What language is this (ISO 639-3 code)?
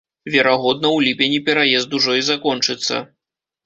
bel